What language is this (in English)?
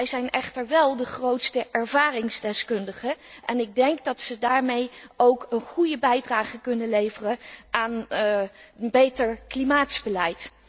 Dutch